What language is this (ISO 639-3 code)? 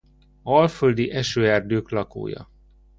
hun